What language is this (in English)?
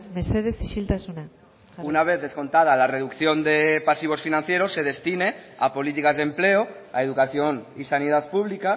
Spanish